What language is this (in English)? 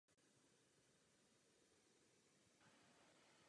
Czech